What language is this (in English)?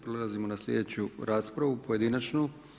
Croatian